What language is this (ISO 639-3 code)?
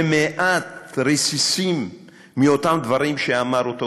heb